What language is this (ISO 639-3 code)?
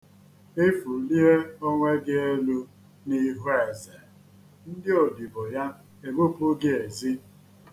ibo